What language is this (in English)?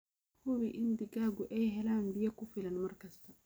Somali